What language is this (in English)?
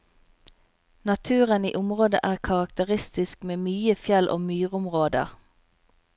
Norwegian